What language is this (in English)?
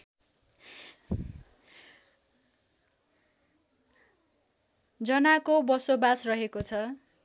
Nepali